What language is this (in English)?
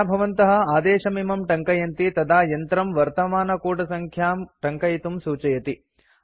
Sanskrit